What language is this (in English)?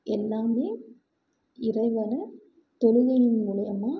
Tamil